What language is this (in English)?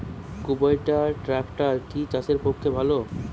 Bangla